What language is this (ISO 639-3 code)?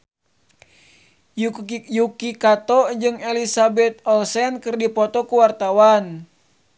sun